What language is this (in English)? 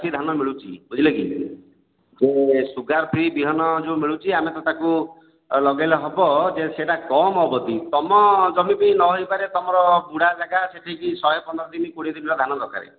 Odia